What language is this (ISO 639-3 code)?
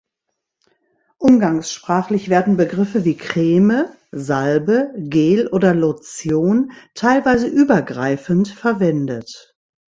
deu